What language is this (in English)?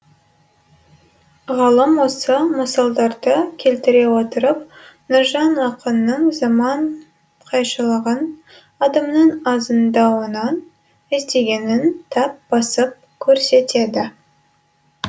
Kazakh